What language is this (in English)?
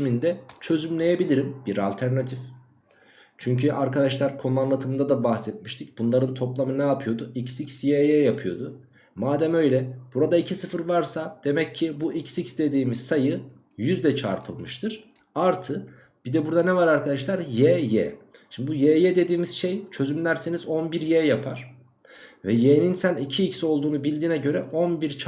Turkish